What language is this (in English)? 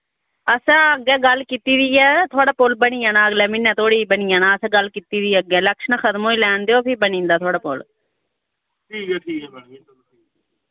Dogri